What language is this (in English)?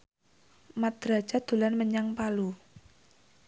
Javanese